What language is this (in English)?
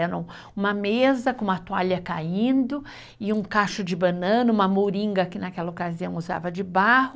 Portuguese